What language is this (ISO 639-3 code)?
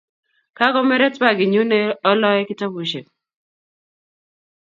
kln